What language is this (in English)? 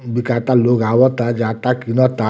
Bhojpuri